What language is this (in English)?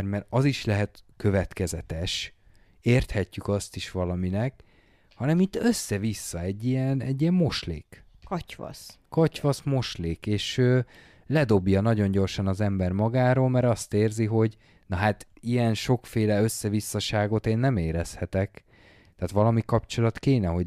Hungarian